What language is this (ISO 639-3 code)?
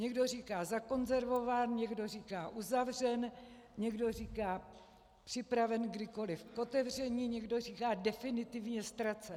ces